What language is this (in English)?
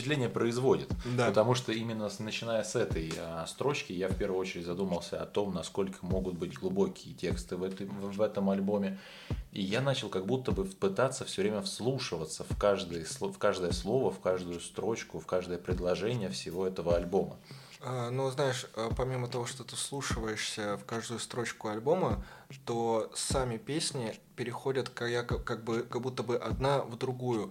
Russian